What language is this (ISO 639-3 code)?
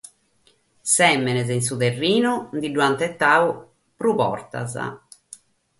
srd